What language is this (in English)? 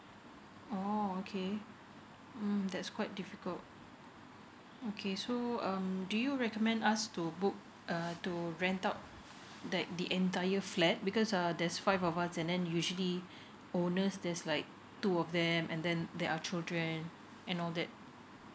English